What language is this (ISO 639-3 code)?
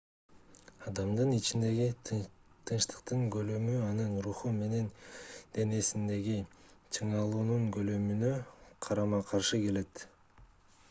kir